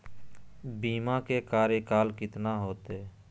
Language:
Magahi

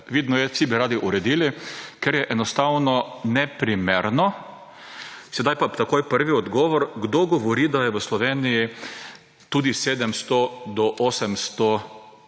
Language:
Slovenian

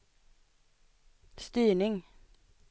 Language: Swedish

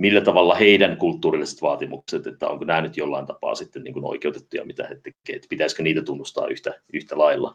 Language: Finnish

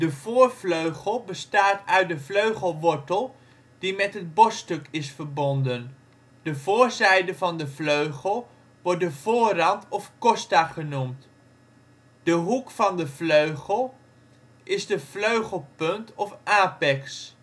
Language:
Dutch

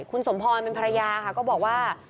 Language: Thai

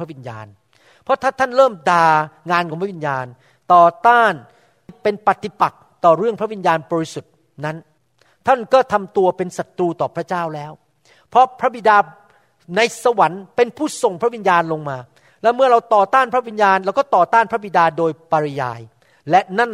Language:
Thai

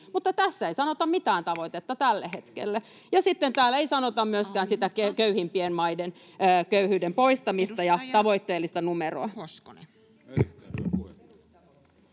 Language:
Finnish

